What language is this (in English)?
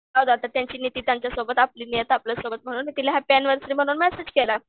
Marathi